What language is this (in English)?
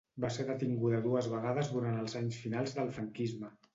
Catalan